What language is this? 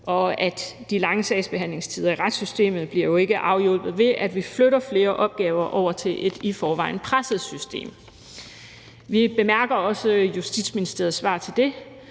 Danish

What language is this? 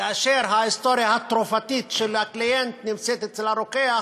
Hebrew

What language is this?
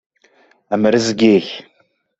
Kabyle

